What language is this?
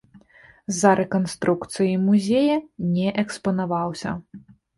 Belarusian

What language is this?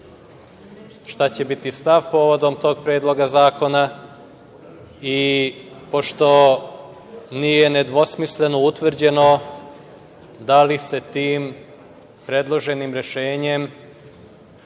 Serbian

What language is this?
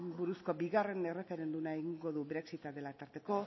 Basque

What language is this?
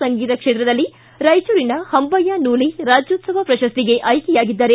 Kannada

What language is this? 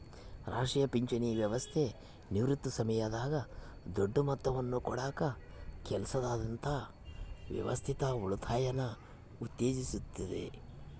Kannada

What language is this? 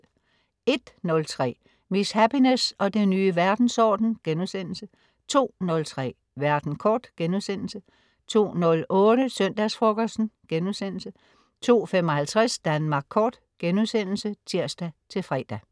Danish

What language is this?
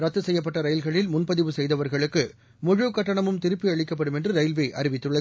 Tamil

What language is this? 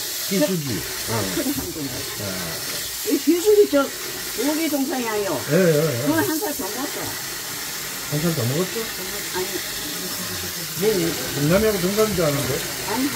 Korean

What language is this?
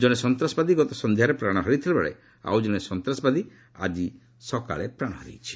Odia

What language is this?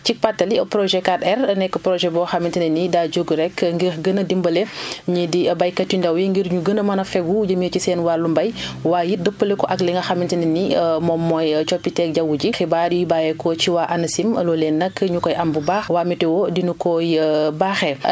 Wolof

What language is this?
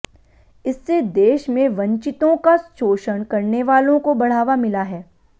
Hindi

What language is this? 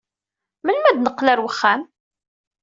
Kabyle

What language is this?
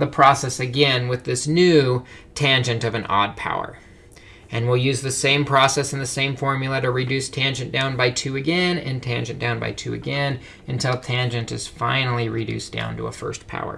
English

